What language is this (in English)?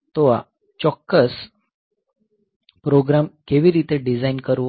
Gujarati